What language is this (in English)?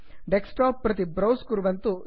Sanskrit